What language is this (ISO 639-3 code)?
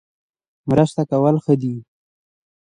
pus